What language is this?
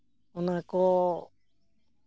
Santali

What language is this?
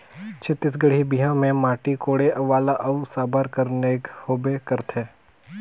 Chhattisgarhi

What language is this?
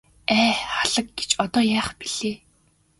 Mongolian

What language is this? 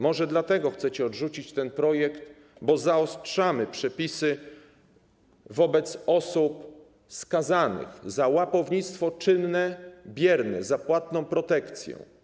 Polish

